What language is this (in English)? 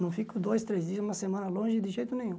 Portuguese